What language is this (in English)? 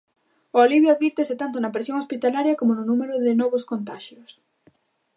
Galician